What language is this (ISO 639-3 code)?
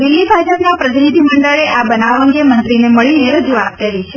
guj